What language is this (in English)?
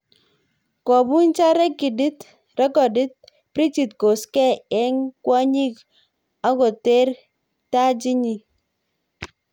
Kalenjin